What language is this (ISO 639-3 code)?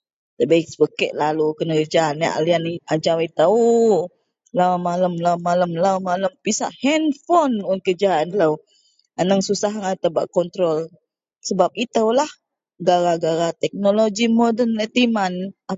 mel